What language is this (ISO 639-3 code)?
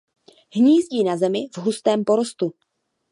ces